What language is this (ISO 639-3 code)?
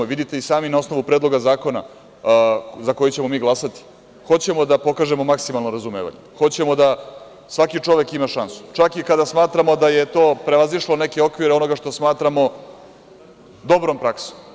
srp